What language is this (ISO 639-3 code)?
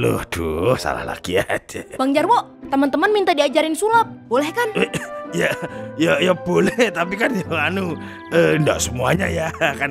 ind